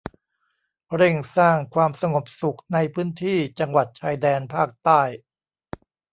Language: Thai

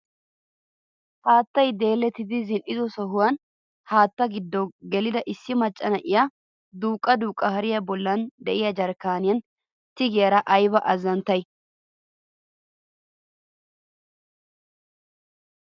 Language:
Wolaytta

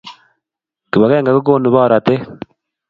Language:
Kalenjin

